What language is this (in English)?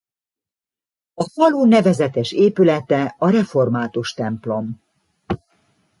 Hungarian